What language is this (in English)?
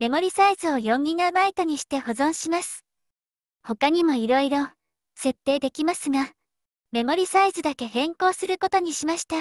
Japanese